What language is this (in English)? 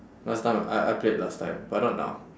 English